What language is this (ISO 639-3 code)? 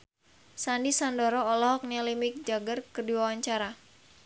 sun